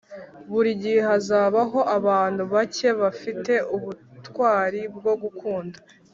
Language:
Kinyarwanda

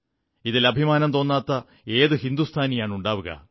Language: Malayalam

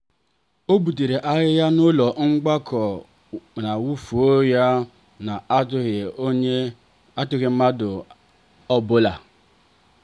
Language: Igbo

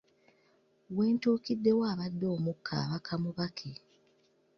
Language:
Ganda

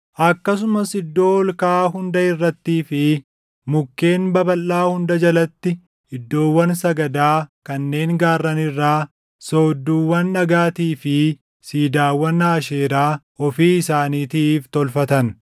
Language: Oromo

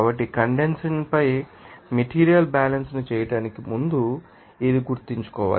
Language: Telugu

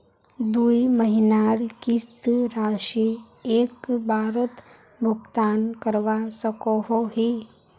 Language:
Magahi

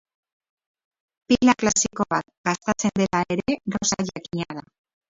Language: Basque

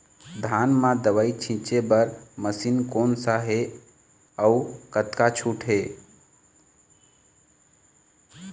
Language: Chhattisgarhi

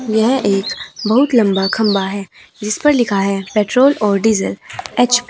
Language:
Hindi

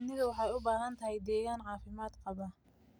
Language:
Somali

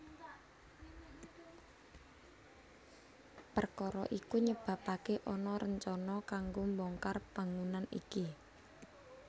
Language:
Javanese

